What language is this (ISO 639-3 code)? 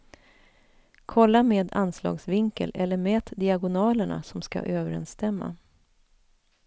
swe